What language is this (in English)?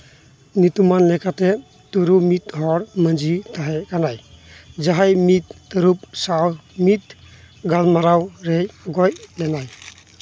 Santali